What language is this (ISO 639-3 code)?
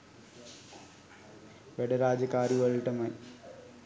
sin